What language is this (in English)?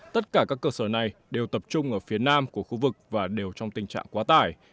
Vietnamese